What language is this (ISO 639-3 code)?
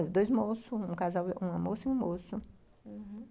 por